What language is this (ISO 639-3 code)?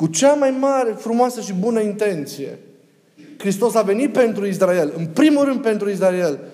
ron